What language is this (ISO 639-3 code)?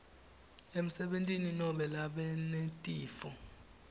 ssw